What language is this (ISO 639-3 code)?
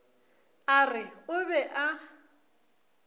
nso